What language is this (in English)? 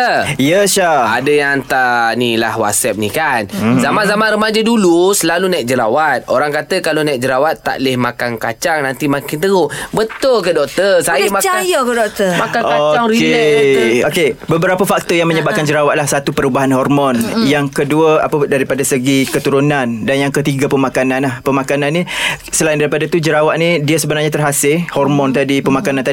Malay